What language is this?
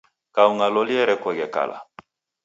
Taita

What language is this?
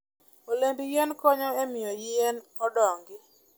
Luo (Kenya and Tanzania)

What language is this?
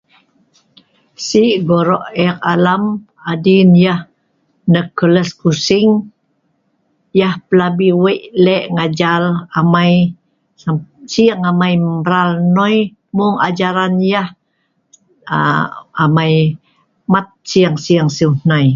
Sa'ban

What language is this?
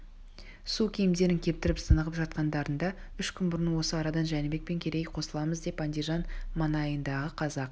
Kazakh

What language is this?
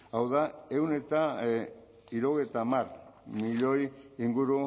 Basque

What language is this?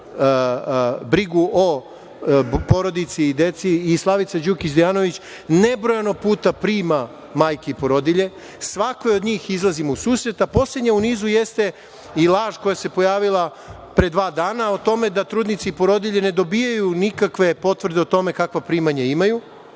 Serbian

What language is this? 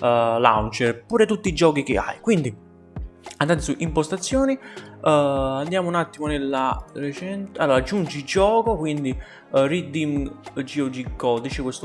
Italian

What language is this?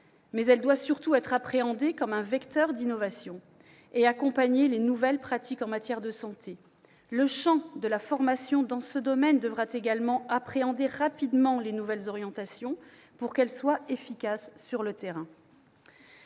French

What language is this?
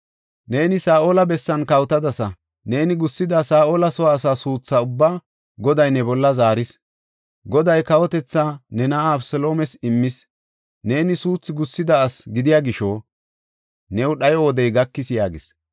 Gofa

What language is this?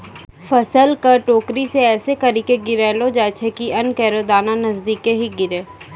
Maithili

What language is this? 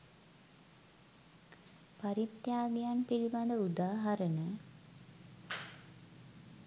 Sinhala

